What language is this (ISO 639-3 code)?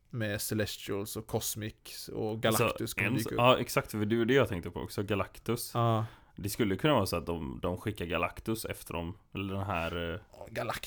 swe